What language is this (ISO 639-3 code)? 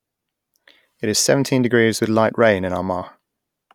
eng